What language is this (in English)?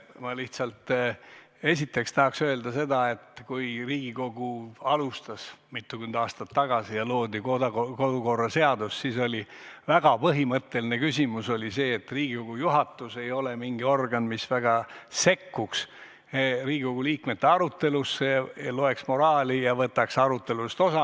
Estonian